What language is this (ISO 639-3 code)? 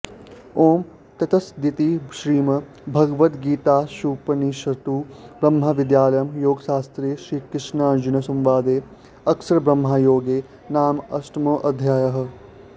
san